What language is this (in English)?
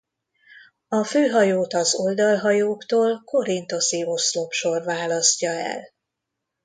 Hungarian